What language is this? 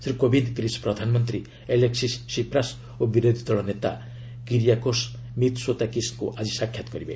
Odia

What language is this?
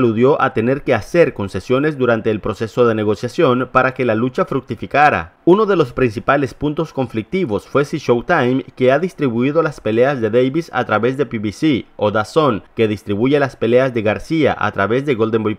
Spanish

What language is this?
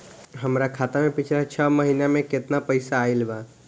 Bhojpuri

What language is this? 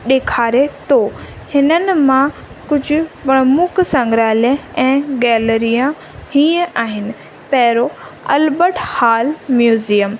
Sindhi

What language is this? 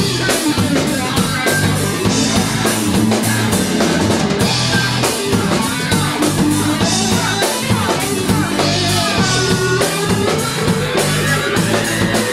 French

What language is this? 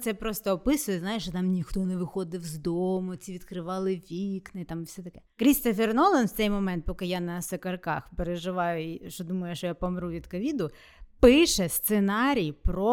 Ukrainian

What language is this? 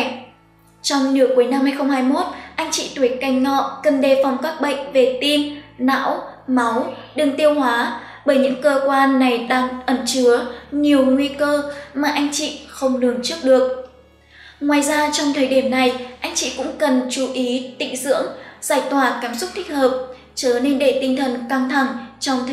Vietnamese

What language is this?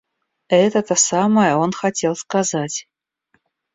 Russian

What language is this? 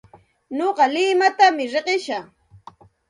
Santa Ana de Tusi Pasco Quechua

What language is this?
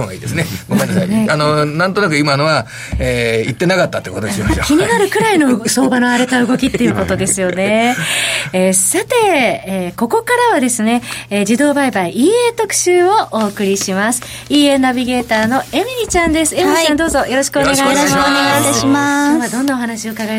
Japanese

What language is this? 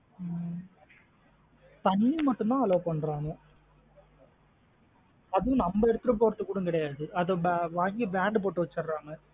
Tamil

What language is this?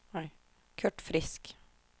Swedish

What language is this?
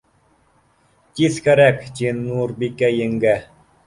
Bashkir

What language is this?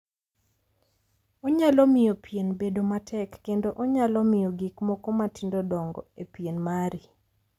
Luo (Kenya and Tanzania)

